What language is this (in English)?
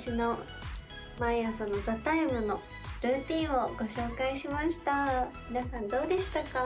Japanese